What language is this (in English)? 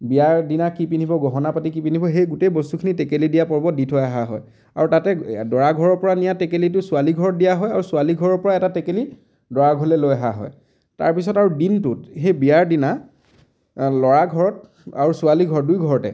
Assamese